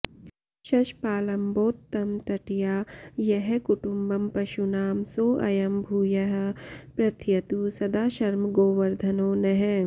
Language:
Sanskrit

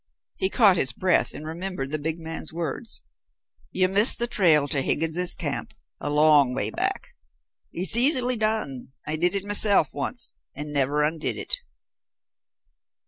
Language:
English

